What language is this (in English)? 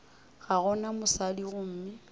Northern Sotho